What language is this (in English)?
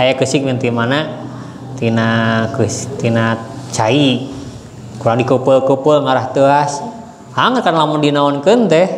Indonesian